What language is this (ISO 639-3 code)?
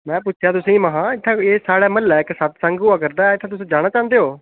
doi